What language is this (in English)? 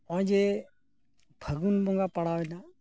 Santali